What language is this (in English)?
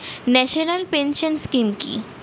Bangla